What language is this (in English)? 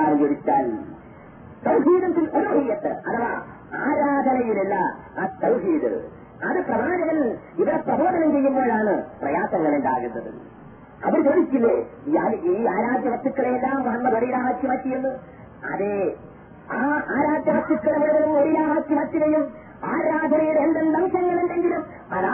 Malayalam